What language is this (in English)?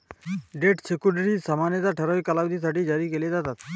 Marathi